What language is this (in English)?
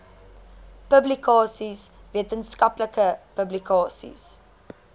Afrikaans